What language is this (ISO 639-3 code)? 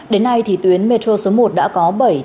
vie